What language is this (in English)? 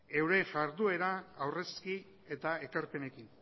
Basque